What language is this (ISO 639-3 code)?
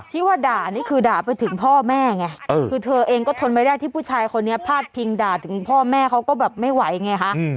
tha